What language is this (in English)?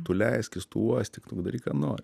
Lithuanian